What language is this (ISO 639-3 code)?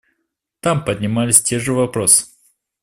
rus